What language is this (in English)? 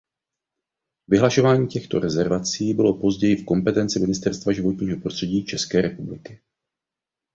Czech